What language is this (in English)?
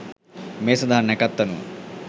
Sinhala